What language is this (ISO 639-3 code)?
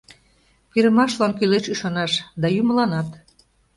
chm